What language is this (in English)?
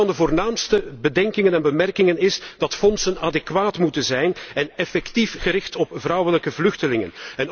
Dutch